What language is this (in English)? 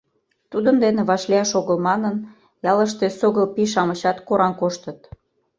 Mari